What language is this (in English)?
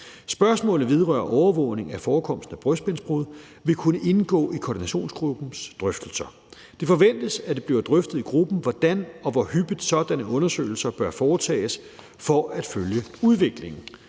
Danish